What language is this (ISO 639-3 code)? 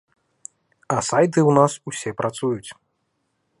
bel